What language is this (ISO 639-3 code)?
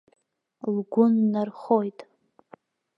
abk